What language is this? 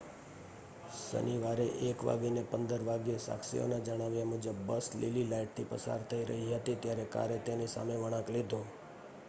Gujarati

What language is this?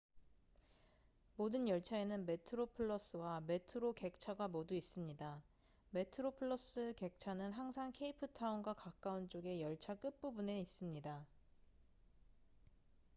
Korean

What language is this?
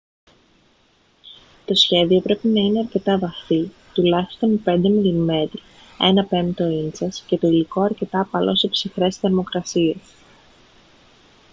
Greek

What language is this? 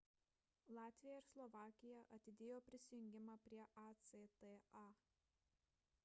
Lithuanian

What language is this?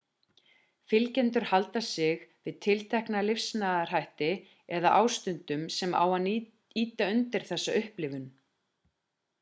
Icelandic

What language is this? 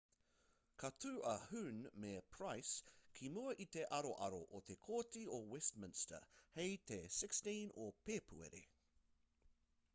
Māori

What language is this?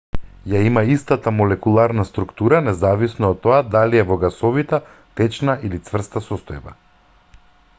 Macedonian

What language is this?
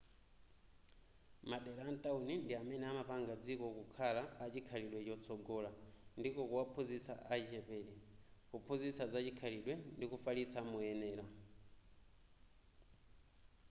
Nyanja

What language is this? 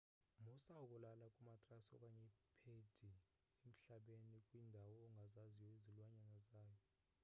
Xhosa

